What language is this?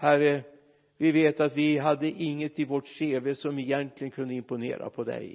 Swedish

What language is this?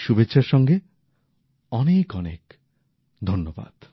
Bangla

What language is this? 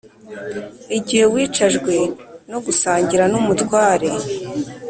Kinyarwanda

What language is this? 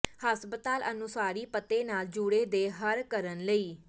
Punjabi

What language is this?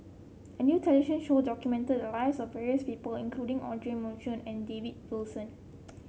English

